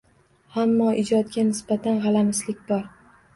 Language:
Uzbek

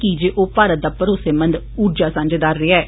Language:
Dogri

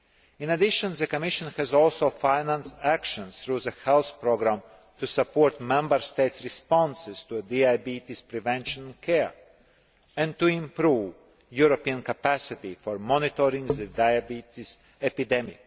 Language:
English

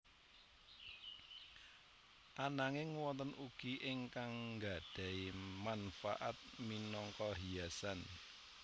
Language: Javanese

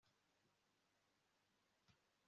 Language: Kinyarwanda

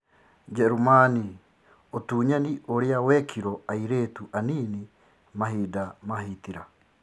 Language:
Kikuyu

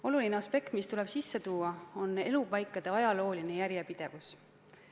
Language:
Estonian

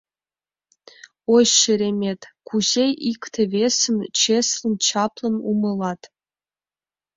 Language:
Mari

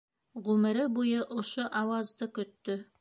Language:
Bashkir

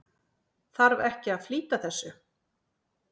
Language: Icelandic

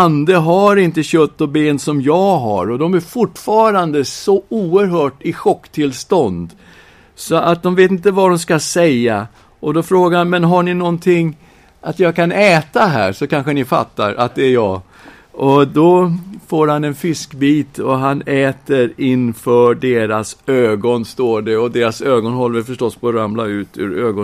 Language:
Swedish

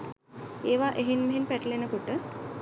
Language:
Sinhala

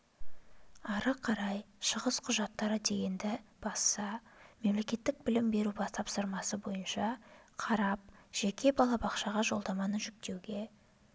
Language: Kazakh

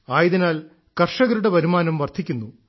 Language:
Malayalam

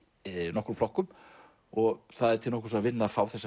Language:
Icelandic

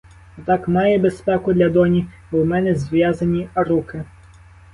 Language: Ukrainian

